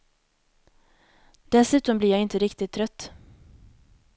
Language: Swedish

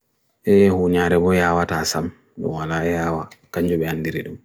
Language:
Bagirmi Fulfulde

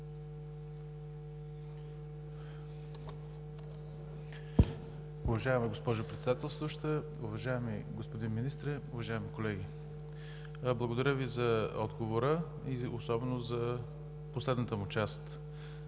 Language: Bulgarian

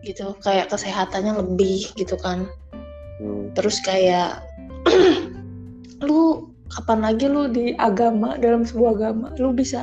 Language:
Indonesian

